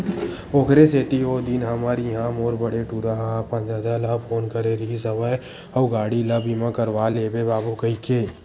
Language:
Chhattisgarhi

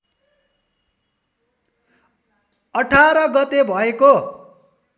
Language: Nepali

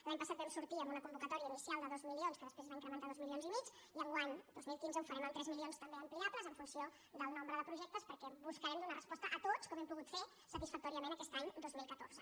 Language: Catalan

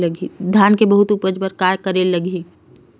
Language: Chhattisgarhi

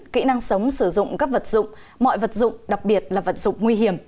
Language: Vietnamese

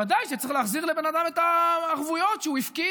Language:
Hebrew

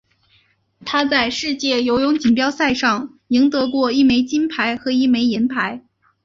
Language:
Chinese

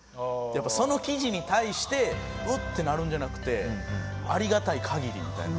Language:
Japanese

